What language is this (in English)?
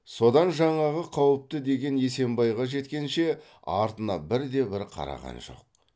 Kazakh